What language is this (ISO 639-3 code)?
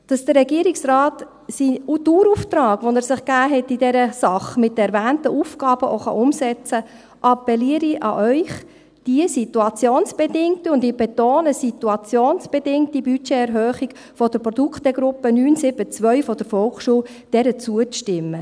gsw